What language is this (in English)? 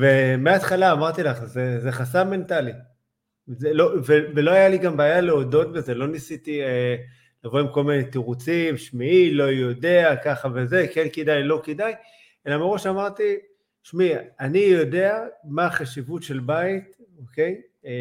Hebrew